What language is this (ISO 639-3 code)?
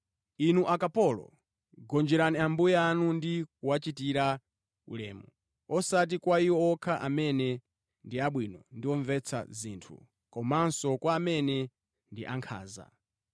nya